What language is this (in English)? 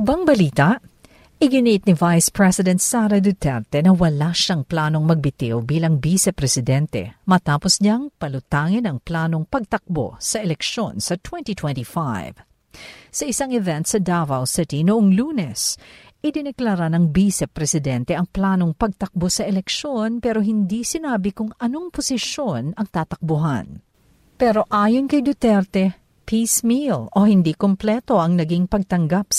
Filipino